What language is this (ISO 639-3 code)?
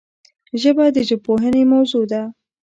pus